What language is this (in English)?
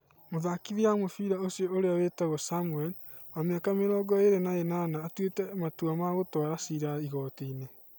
Kikuyu